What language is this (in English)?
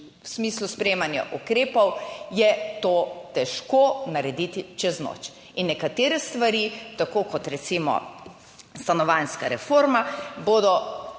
Slovenian